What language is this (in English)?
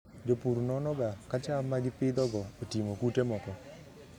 Luo (Kenya and Tanzania)